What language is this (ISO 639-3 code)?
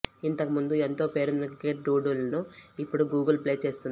tel